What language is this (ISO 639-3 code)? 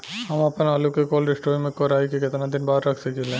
bho